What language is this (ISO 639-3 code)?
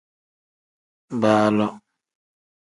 kdh